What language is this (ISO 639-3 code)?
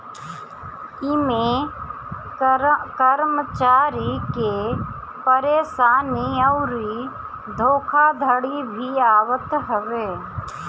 bho